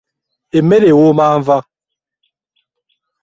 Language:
Ganda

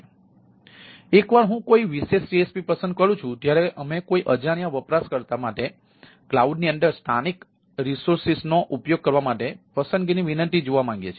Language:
Gujarati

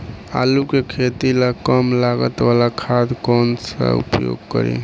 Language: Bhojpuri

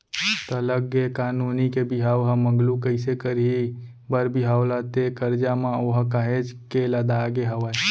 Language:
Chhattisgarhi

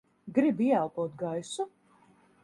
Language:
Latvian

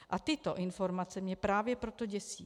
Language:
Czech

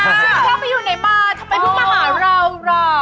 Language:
Thai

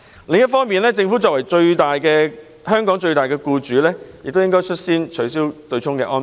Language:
Cantonese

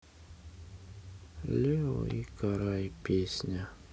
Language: Russian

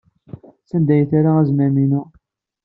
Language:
Kabyle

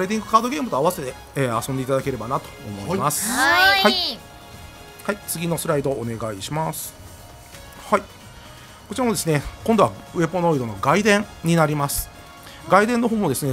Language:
Japanese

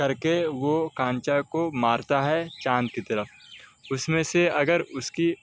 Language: Urdu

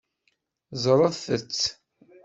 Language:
Kabyle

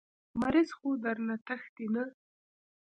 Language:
Pashto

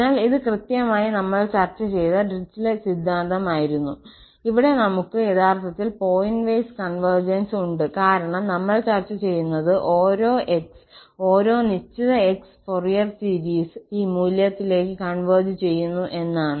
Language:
Malayalam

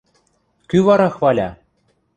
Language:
Western Mari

